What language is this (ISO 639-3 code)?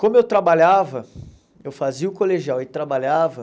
por